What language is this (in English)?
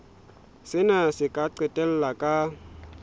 Southern Sotho